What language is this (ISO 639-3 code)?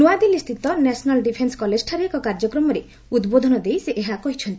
ori